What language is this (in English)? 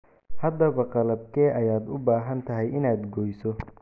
Somali